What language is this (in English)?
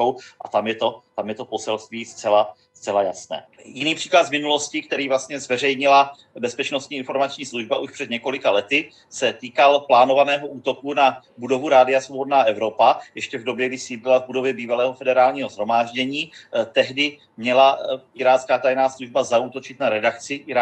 Czech